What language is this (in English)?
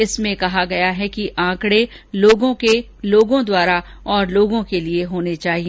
Hindi